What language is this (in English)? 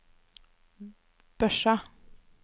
Norwegian